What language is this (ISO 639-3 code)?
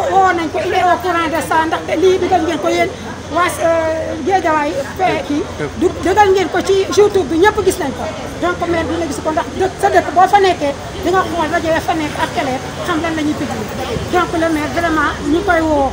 ara